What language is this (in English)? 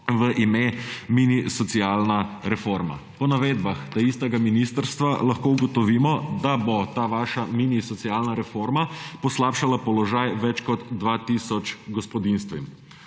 Slovenian